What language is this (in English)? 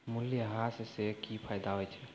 Maithili